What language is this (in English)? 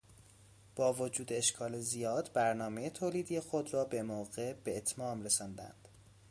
Persian